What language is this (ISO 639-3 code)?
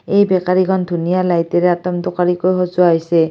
asm